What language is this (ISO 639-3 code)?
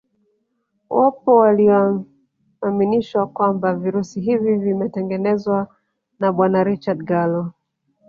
swa